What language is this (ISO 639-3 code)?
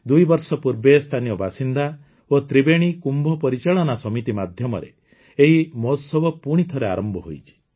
ori